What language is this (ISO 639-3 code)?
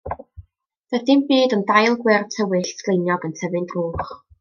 cym